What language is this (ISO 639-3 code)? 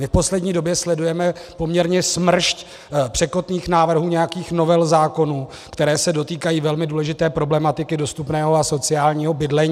ces